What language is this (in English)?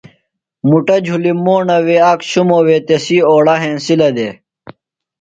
Phalura